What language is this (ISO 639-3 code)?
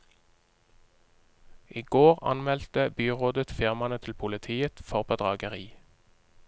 nor